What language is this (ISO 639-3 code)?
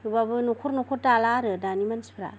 brx